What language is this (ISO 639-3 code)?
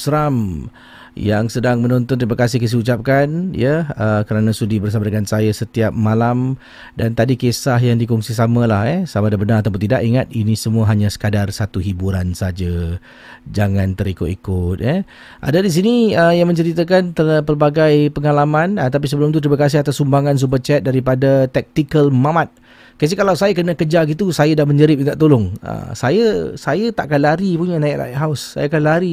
msa